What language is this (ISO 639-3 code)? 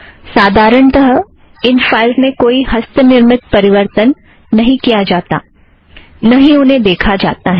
hin